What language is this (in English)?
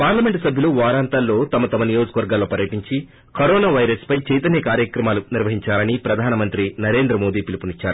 Telugu